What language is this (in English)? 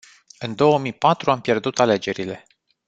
Romanian